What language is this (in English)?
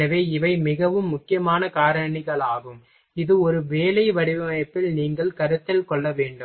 Tamil